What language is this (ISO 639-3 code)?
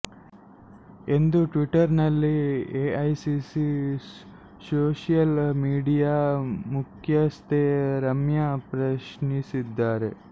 kan